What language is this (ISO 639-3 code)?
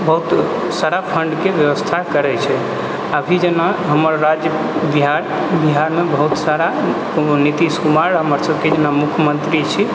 mai